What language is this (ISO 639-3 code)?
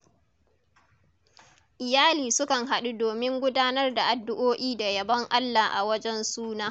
hau